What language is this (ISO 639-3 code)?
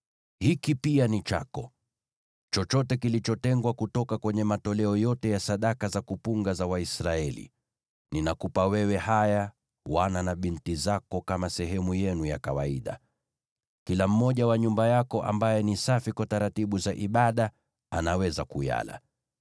swa